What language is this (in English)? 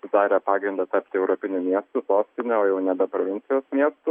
Lithuanian